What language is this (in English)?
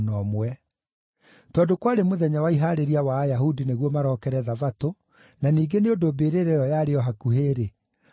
Kikuyu